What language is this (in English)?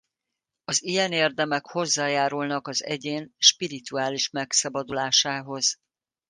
Hungarian